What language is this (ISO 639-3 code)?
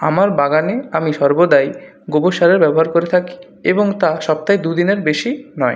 ben